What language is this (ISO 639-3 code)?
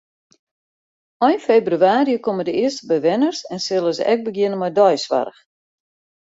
fry